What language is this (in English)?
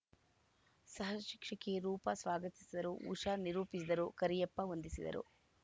Kannada